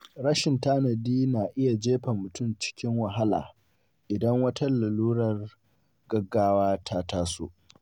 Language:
Hausa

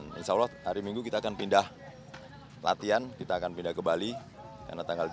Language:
Indonesian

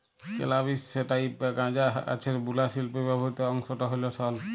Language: Bangla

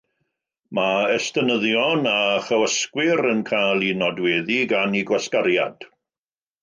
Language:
Welsh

